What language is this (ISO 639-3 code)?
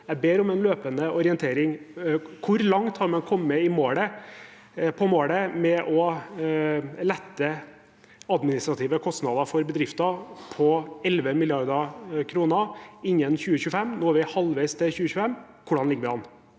nor